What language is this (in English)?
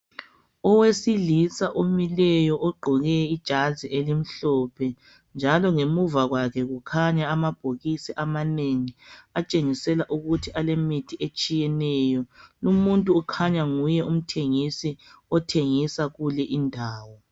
North Ndebele